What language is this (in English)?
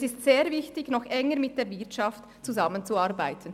Swiss German